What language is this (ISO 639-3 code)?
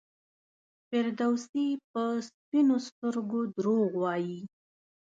pus